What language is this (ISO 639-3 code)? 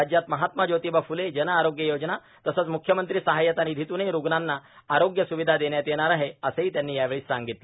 mar